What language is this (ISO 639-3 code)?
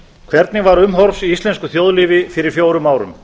isl